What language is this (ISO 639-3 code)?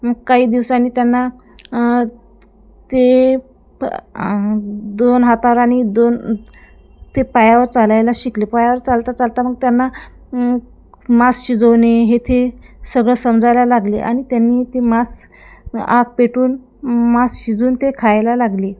mar